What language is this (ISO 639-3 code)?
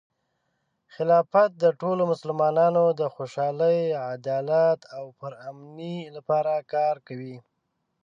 pus